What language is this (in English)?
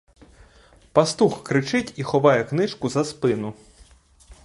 Ukrainian